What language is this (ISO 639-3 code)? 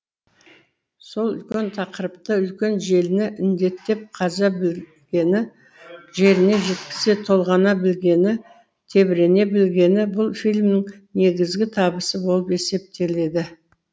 kaz